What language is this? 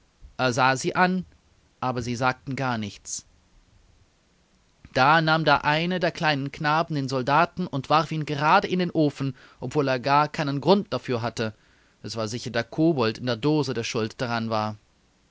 German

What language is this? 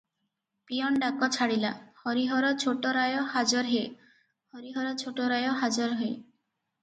Odia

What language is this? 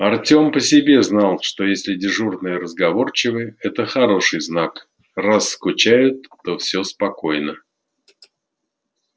Russian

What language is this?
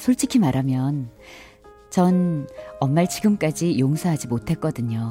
Korean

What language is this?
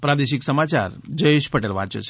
Gujarati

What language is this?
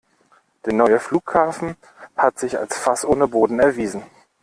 German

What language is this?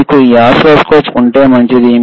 Telugu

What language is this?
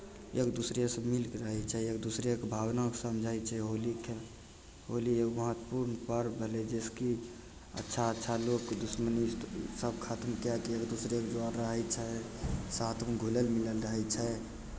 Maithili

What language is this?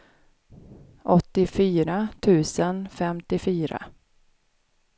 Swedish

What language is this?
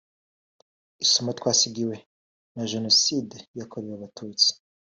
Kinyarwanda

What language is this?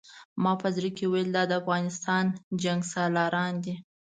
Pashto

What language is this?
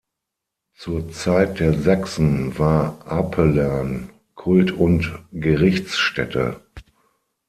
German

